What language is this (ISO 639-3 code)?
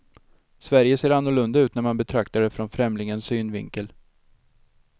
swe